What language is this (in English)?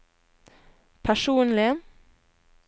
Norwegian